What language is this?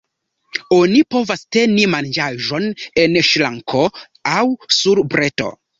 Esperanto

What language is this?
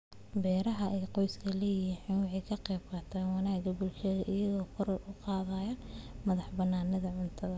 Somali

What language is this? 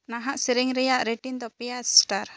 Santali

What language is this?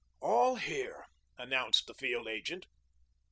English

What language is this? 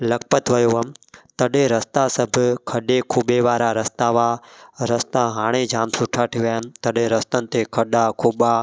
Sindhi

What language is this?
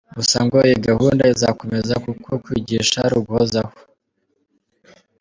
Kinyarwanda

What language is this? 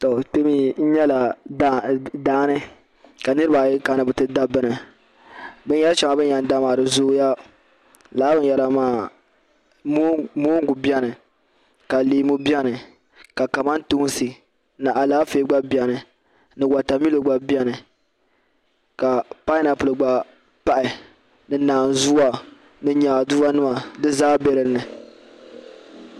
Dagbani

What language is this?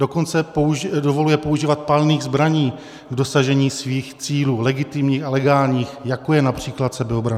Czech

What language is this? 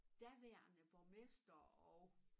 Danish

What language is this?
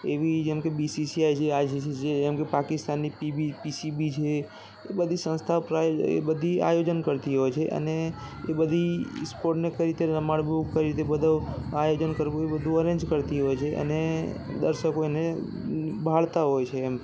Gujarati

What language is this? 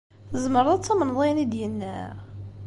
Kabyle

